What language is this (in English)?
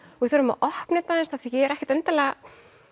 Icelandic